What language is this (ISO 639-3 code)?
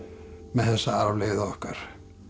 isl